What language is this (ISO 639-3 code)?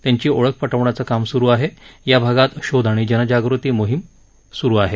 mar